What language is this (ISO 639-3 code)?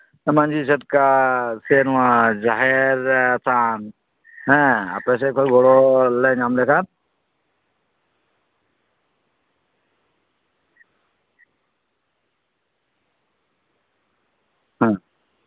sat